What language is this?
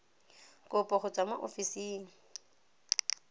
Tswana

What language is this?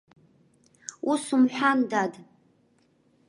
Abkhazian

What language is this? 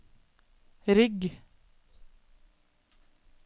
Norwegian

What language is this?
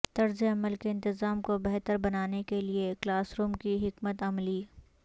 Urdu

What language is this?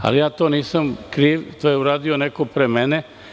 Serbian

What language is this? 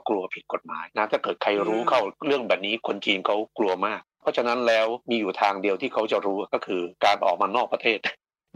Thai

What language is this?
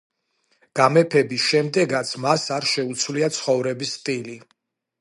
Georgian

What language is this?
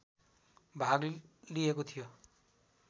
Nepali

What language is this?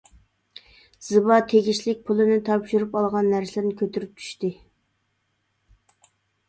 Uyghur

